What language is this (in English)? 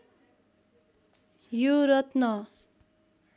Nepali